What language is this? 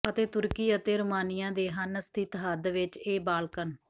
Punjabi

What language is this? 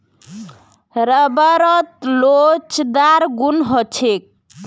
Magahi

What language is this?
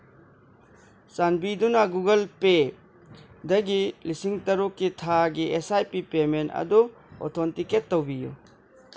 Manipuri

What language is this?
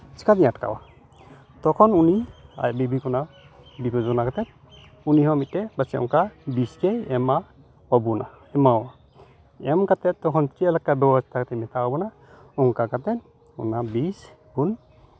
Santali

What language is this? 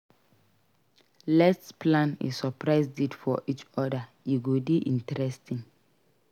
Nigerian Pidgin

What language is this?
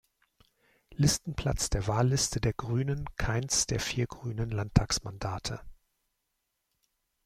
German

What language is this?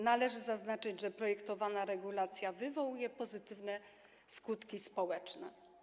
Polish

